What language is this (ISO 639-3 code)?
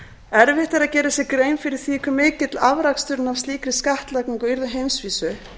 isl